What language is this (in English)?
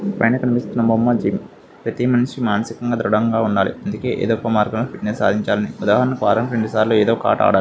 Telugu